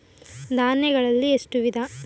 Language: Kannada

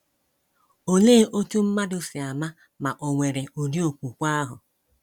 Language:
Igbo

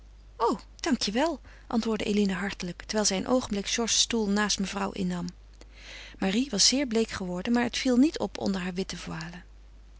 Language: Dutch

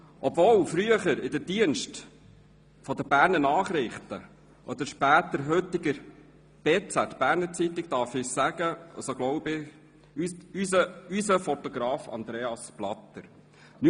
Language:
Swiss German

